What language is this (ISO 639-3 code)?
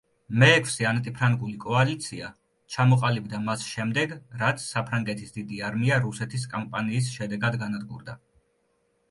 kat